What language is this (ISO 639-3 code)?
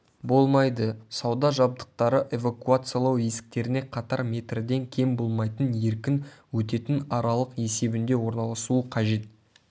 kaz